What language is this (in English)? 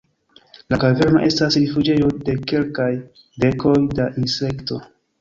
Esperanto